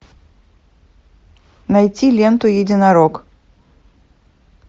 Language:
Russian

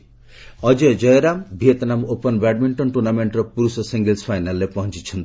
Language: Odia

